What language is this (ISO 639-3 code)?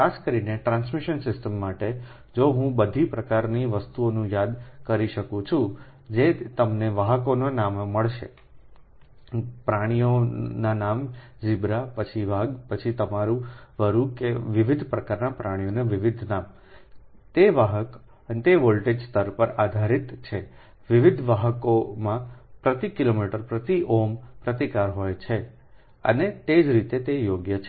guj